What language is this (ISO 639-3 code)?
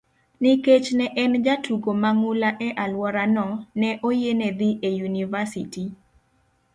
luo